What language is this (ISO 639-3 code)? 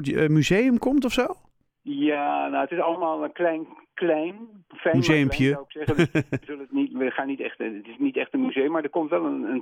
nld